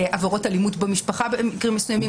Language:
Hebrew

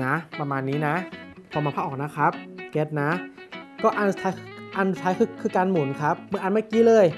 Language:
Thai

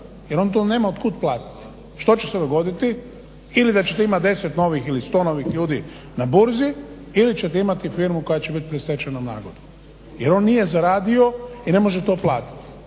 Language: Croatian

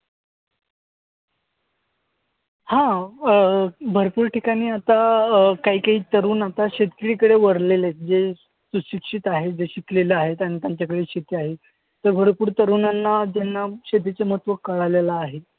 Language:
Marathi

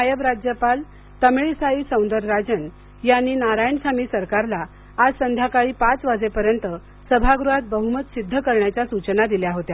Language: Marathi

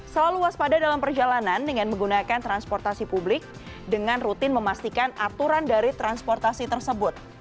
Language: Indonesian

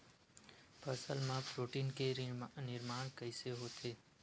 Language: Chhattisgarhi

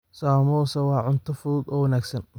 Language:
Somali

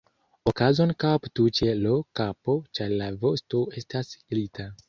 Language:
Esperanto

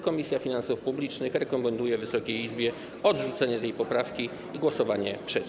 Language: Polish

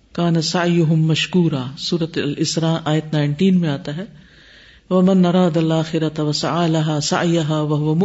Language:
Urdu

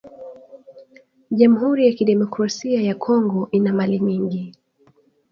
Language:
Swahili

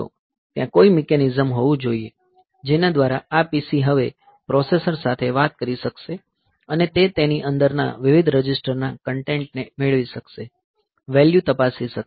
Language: Gujarati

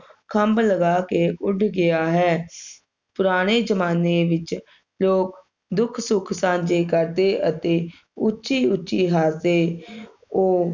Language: Punjabi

